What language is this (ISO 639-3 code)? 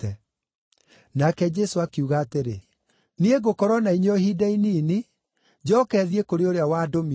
kik